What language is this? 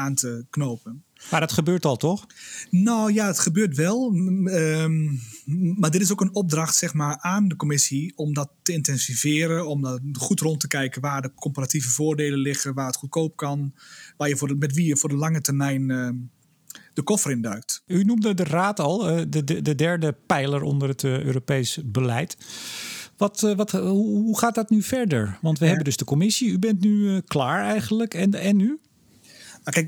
Dutch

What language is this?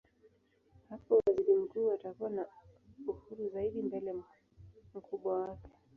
Swahili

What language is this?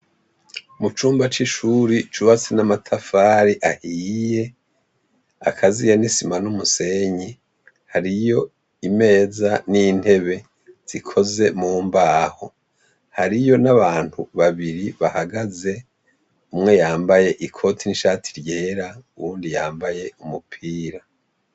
Rundi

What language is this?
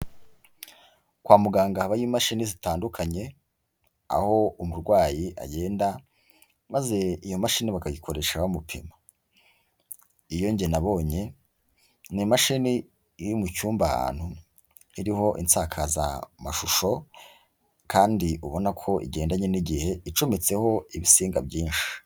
Kinyarwanda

